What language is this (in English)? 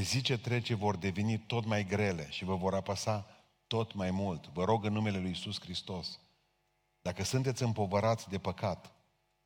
Romanian